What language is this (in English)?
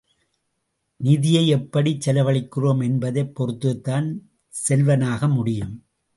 Tamil